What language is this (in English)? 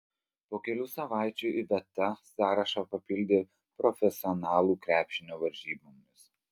Lithuanian